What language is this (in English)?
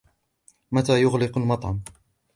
Arabic